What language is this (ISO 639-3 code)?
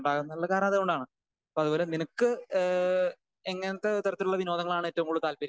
mal